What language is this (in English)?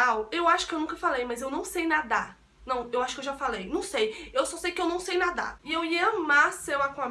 Portuguese